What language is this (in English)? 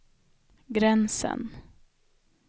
Swedish